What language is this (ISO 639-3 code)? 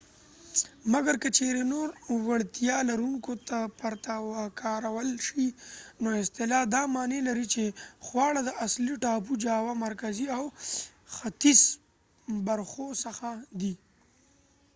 pus